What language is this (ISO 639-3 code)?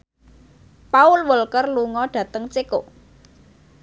jav